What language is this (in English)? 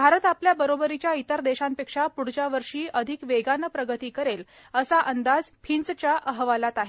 Marathi